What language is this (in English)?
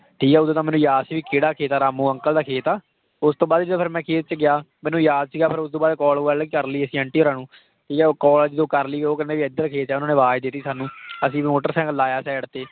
Punjabi